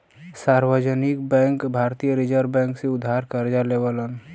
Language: Bhojpuri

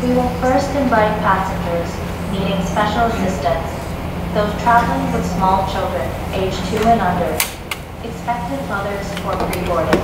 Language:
Japanese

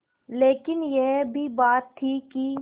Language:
Hindi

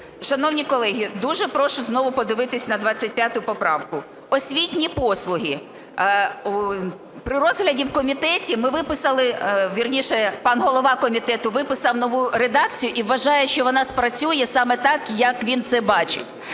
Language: Ukrainian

